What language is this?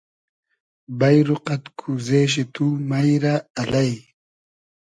Hazaragi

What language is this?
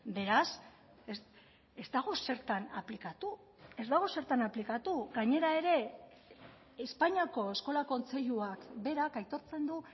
Basque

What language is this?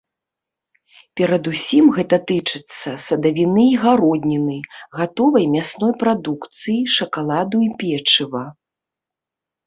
Belarusian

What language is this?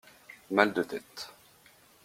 French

